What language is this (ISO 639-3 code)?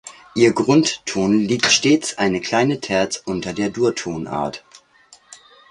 deu